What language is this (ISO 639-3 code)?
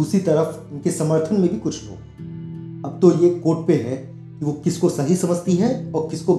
hin